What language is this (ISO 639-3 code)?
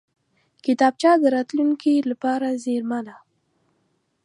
pus